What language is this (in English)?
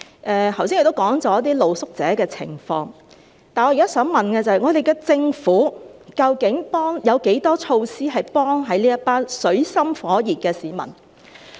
Cantonese